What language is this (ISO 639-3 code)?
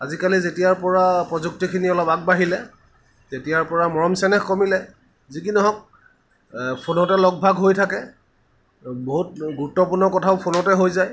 asm